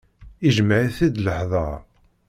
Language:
Kabyle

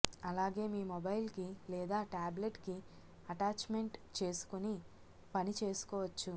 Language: Telugu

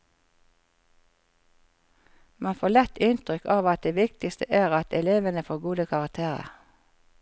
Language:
Norwegian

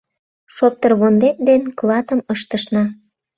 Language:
Mari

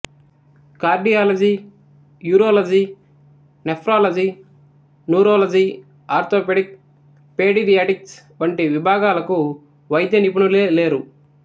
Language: Telugu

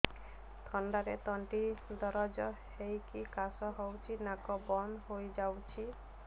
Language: Odia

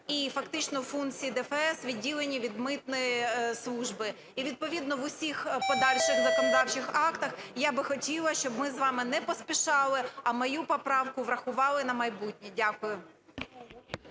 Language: Ukrainian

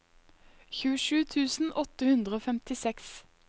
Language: Norwegian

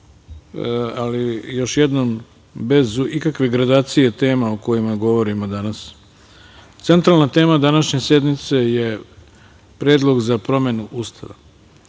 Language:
Serbian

